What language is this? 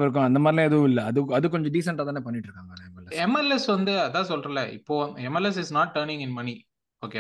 Tamil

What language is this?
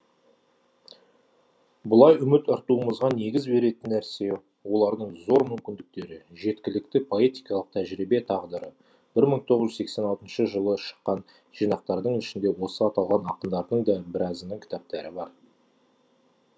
Kazakh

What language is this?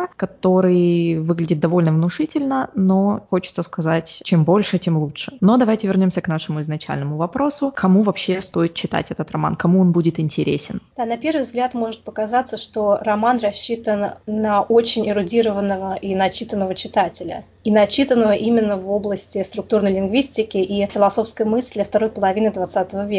Russian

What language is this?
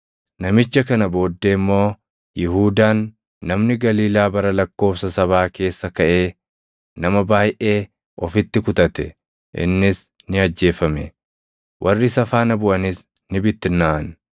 Oromo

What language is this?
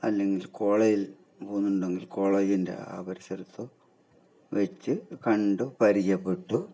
Malayalam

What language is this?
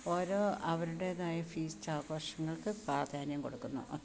Malayalam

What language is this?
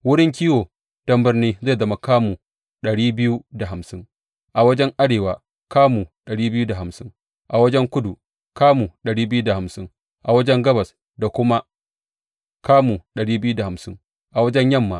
Hausa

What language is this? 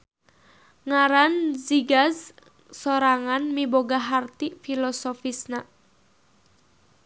Sundanese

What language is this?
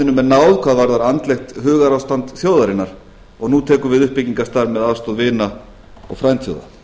Icelandic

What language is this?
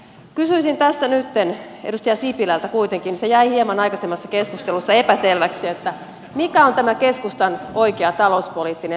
Finnish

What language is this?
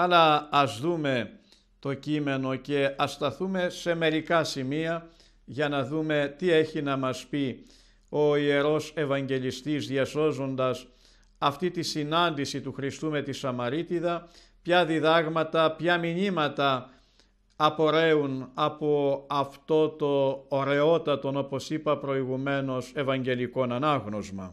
Greek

